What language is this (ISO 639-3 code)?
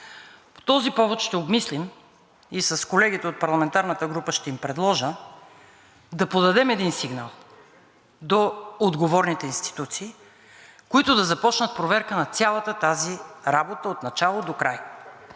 bul